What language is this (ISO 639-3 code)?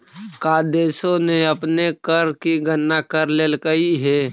mag